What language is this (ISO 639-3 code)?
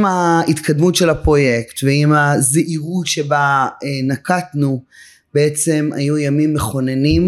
heb